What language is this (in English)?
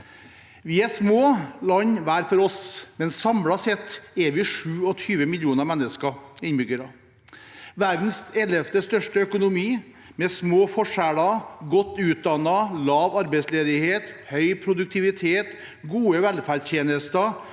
Norwegian